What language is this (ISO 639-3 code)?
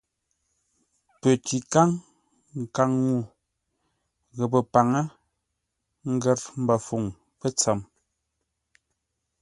nla